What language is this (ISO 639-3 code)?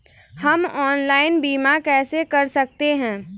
hin